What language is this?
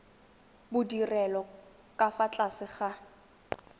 Tswana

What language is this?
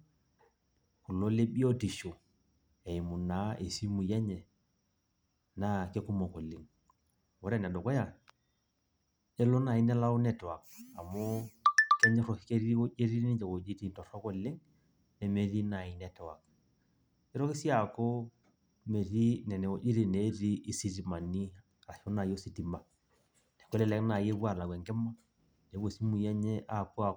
Masai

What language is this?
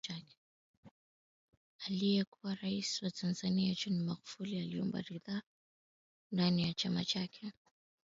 Swahili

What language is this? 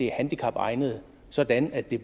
Danish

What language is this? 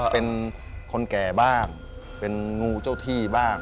Thai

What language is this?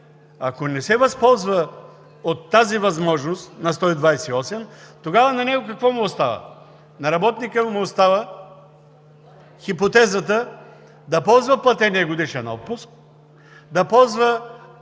Bulgarian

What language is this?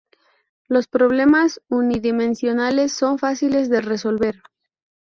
Spanish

